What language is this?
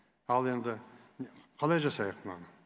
Kazakh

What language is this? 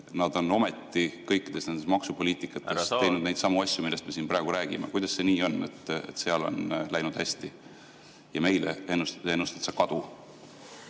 Estonian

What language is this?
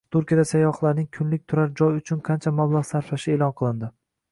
Uzbek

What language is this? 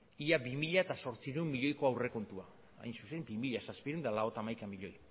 Basque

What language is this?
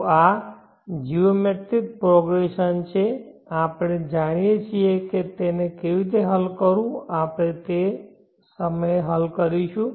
Gujarati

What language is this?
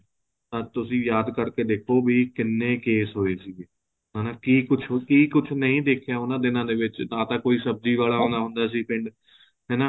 Punjabi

